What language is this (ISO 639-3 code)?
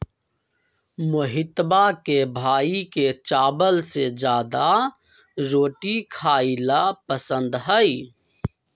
mag